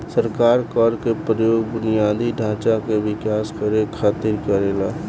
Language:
Bhojpuri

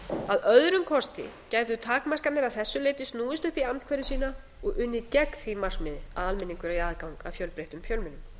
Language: Icelandic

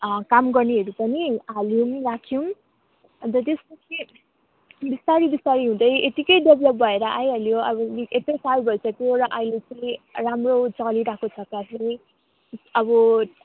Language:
Nepali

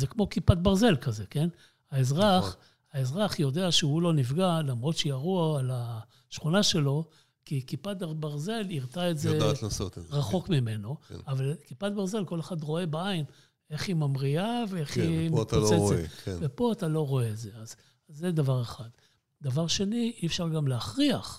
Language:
Hebrew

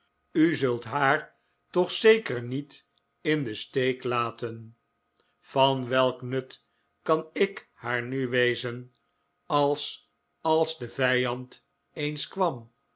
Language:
Dutch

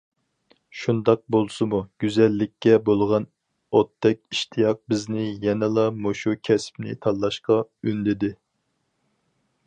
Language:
Uyghur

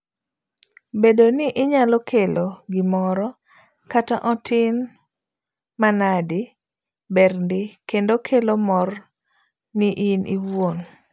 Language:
Luo (Kenya and Tanzania)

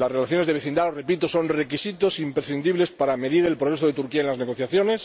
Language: Spanish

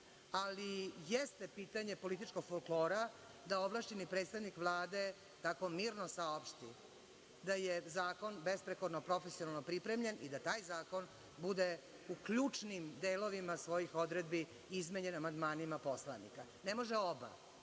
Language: Serbian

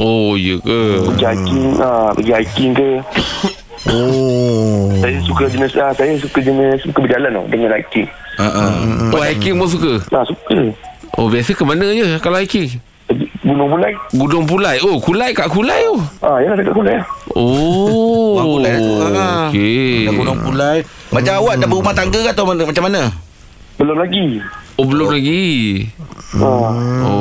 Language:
Malay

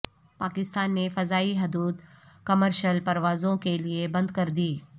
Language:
Urdu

